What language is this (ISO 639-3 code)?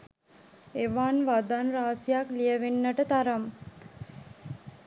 sin